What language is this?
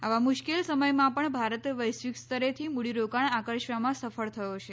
Gujarati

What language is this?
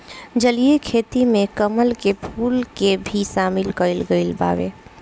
Bhojpuri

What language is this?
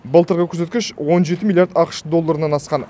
Kazakh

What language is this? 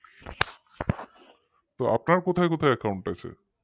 Bangla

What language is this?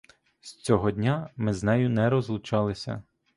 Ukrainian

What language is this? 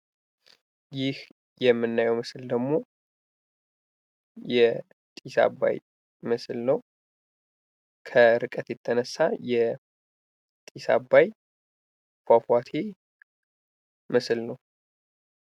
Amharic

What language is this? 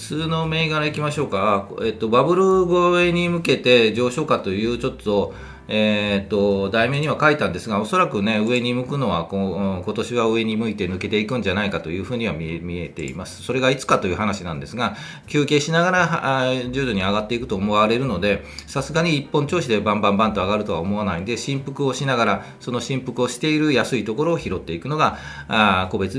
Japanese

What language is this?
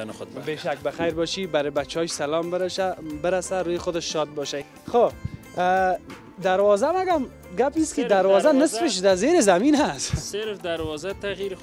Persian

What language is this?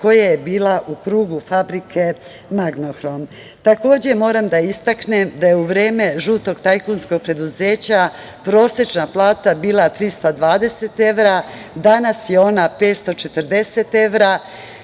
Serbian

